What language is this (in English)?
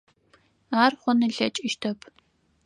Adyghe